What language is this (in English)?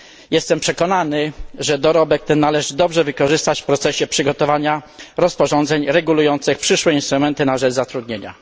Polish